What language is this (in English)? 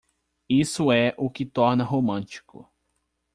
Portuguese